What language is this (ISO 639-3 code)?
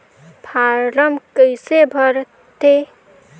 hne